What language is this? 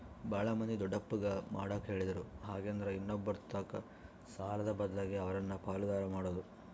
Kannada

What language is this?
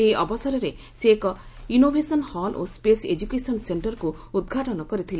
Odia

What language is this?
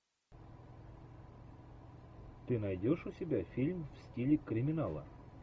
Russian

